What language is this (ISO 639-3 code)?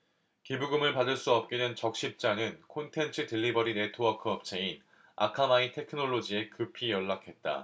kor